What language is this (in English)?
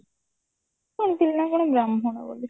Odia